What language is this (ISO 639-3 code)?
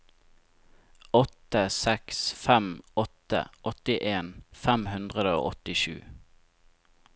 nor